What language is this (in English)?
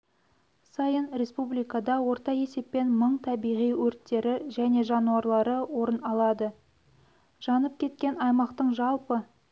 Kazakh